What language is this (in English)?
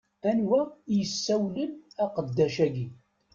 Kabyle